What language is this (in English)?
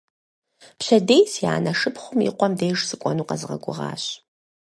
Kabardian